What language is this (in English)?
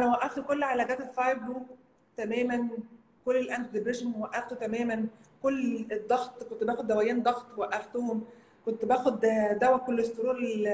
Arabic